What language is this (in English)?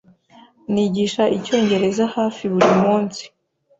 Kinyarwanda